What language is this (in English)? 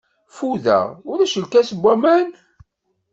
Kabyle